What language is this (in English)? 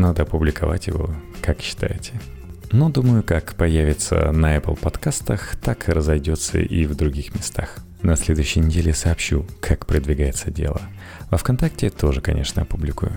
Russian